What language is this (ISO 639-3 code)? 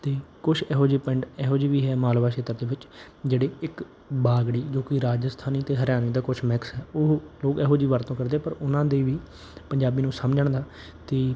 pan